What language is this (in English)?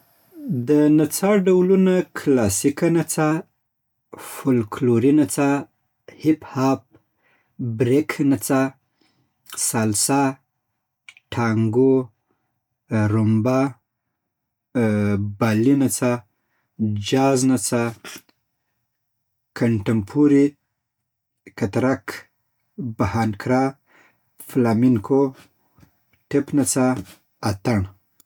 Southern Pashto